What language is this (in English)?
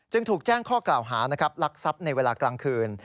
Thai